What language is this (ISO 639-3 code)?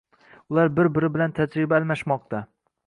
uzb